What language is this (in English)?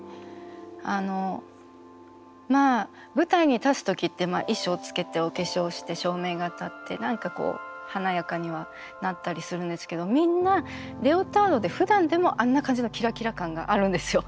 Japanese